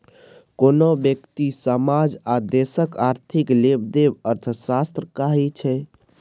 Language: Maithili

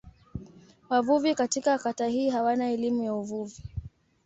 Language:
Swahili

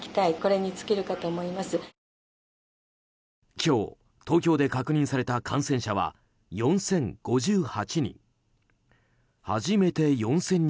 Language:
Japanese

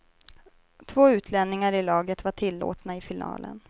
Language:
Swedish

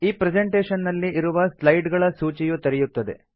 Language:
Kannada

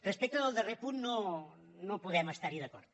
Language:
Catalan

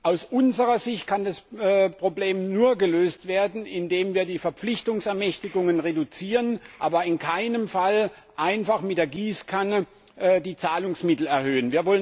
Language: German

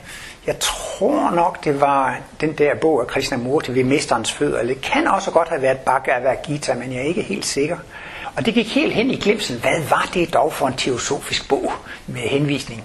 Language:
Danish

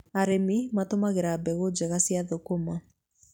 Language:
Kikuyu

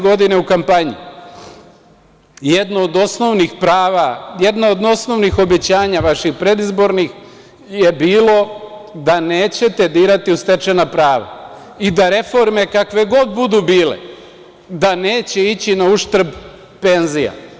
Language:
Serbian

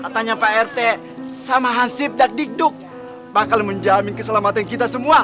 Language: Indonesian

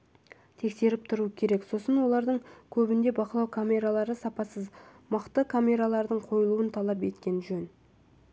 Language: Kazakh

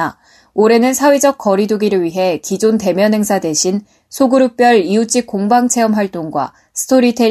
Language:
Korean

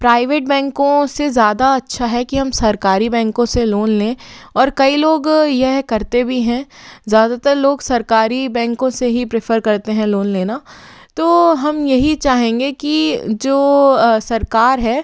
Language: Hindi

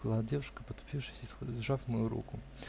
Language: Russian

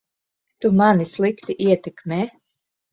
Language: Latvian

